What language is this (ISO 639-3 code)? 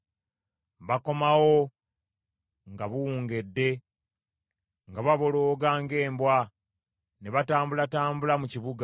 lug